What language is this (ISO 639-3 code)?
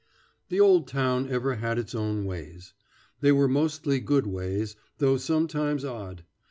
eng